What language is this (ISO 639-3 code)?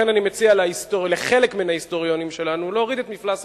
heb